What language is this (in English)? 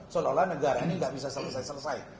Indonesian